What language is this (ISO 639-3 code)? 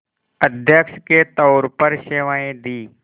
hin